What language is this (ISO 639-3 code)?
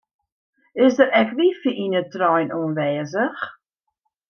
fry